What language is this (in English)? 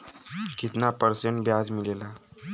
Bhojpuri